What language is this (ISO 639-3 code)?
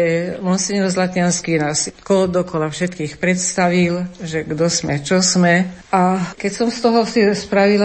slk